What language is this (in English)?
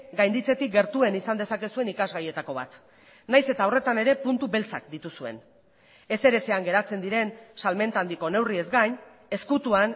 Basque